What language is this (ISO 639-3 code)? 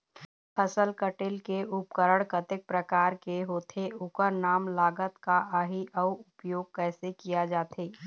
hne